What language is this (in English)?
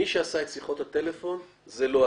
Hebrew